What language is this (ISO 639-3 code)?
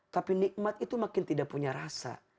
ind